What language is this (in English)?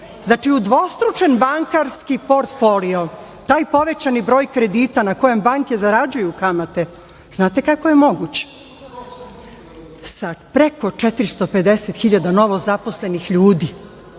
Serbian